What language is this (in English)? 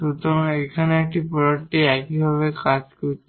Bangla